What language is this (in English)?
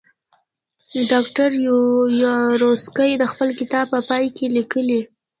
Pashto